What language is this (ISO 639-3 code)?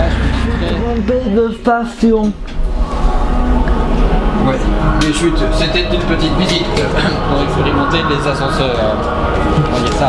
fra